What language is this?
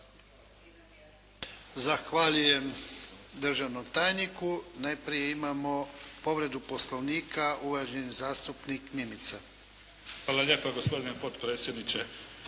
Croatian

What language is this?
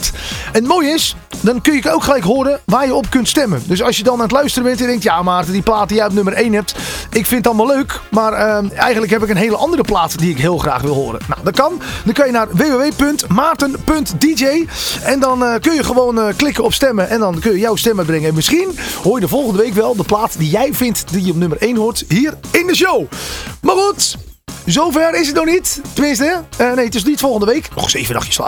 Dutch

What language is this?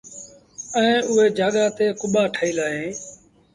Sindhi Bhil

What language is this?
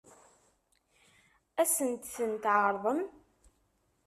Kabyle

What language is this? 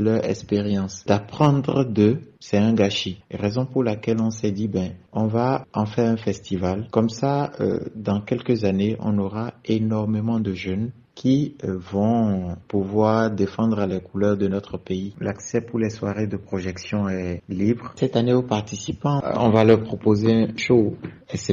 French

